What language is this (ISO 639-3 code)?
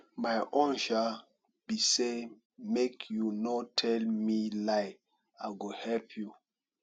pcm